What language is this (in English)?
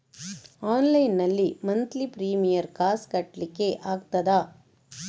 Kannada